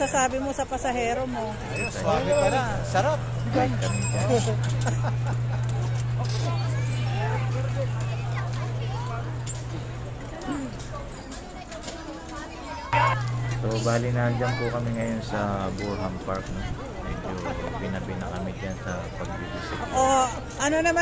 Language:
Filipino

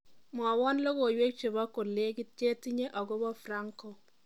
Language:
Kalenjin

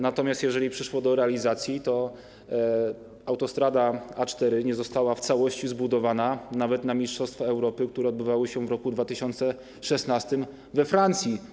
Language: Polish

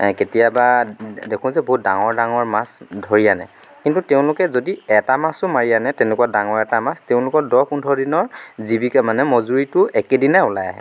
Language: Assamese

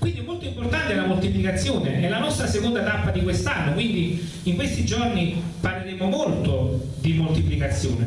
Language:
Italian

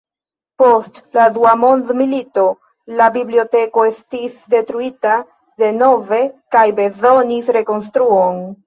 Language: Esperanto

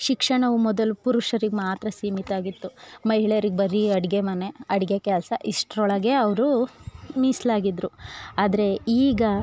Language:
Kannada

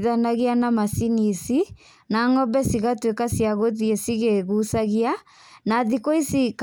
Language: Kikuyu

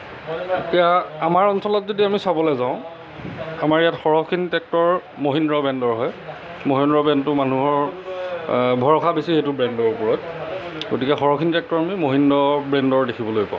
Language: Assamese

